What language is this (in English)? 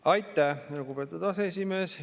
Estonian